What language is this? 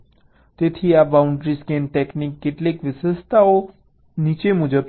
Gujarati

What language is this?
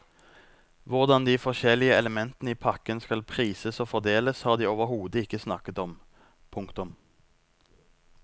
Norwegian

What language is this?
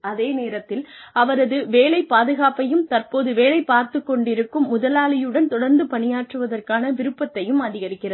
Tamil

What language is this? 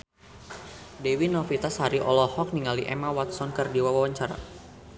Sundanese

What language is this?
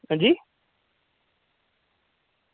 Dogri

